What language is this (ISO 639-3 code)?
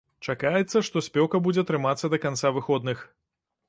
bel